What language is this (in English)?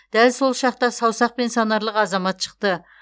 Kazakh